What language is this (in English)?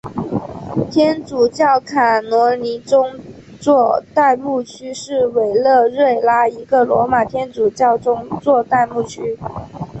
Chinese